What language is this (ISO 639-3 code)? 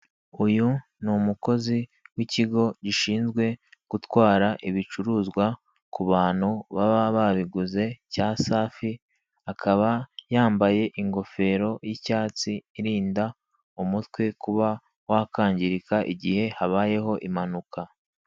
kin